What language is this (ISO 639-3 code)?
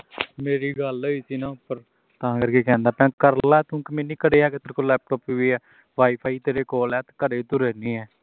pan